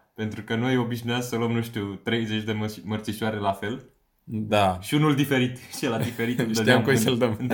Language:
Romanian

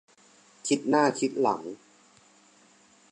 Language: Thai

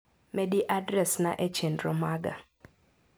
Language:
Luo (Kenya and Tanzania)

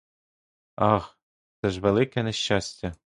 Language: Ukrainian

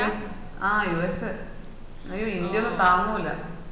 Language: Malayalam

